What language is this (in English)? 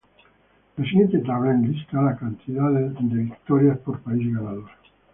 Spanish